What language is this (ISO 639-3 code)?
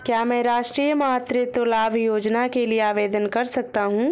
hin